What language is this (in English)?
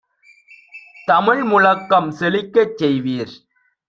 Tamil